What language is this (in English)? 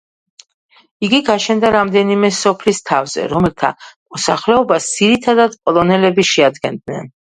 Georgian